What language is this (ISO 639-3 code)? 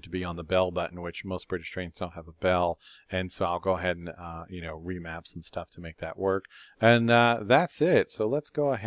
eng